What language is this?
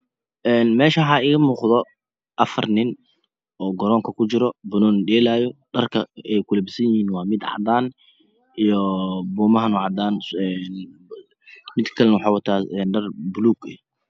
Somali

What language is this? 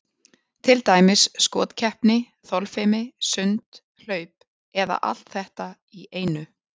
Icelandic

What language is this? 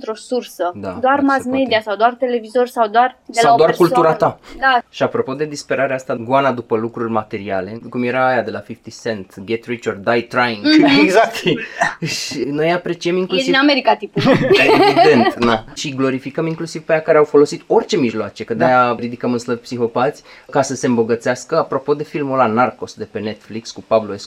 Romanian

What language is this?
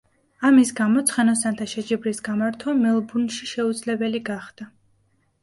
Georgian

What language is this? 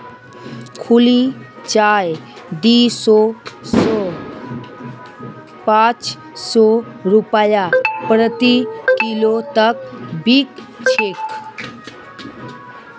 Magahi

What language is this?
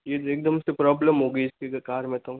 Hindi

